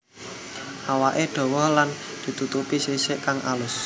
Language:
Javanese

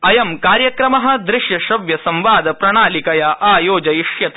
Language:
Sanskrit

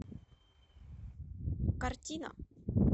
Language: Russian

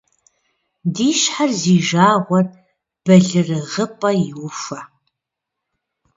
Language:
Kabardian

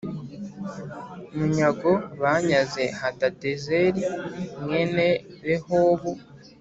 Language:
Kinyarwanda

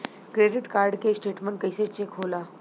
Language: Bhojpuri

